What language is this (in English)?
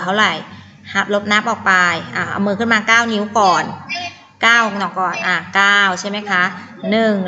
Thai